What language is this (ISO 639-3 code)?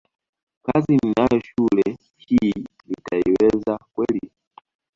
swa